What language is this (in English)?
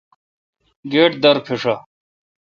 Kalkoti